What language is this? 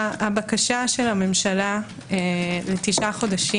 Hebrew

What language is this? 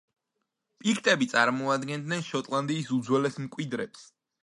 Georgian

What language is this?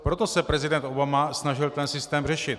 Czech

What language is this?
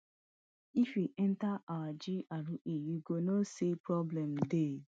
Nigerian Pidgin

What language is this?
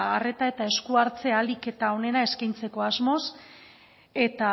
Basque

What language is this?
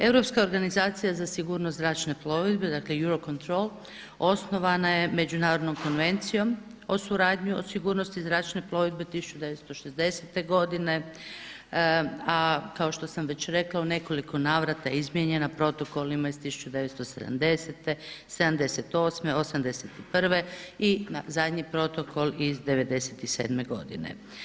Croatian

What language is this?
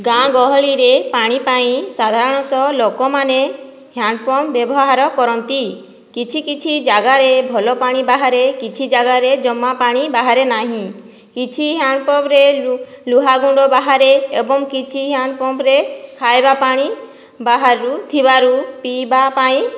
Odia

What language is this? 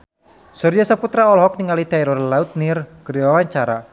Sundanese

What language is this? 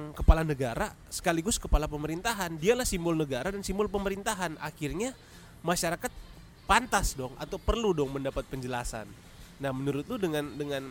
Indonesian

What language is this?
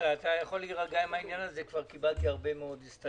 Hebrew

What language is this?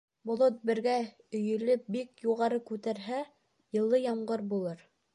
Bashkir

